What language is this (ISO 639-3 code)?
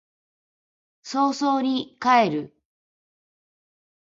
jpn